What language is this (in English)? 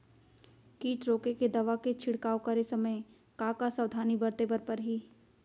Chhattisgarhi